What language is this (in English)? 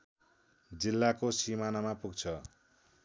Nepali